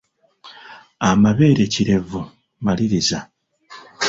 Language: Ganda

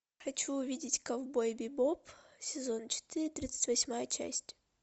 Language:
Russian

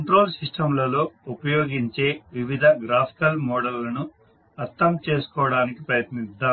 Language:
Telugu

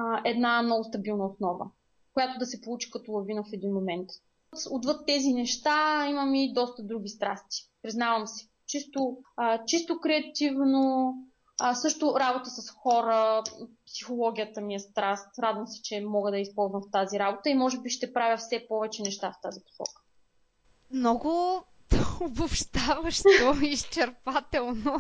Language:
Bulgarian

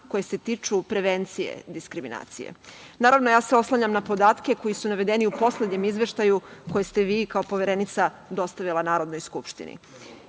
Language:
Serbian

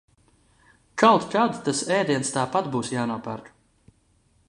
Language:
Latvian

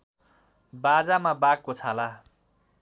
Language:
Nepali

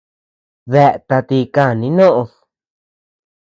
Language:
Tepeuxila Cuicatec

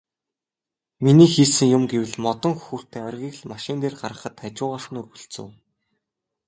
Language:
Mongolian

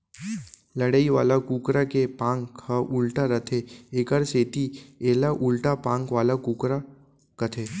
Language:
Chhattisgarhi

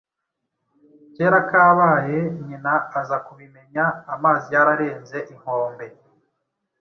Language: Kinyarwanda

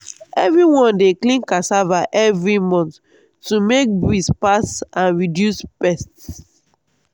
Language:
Nigerian Pidgin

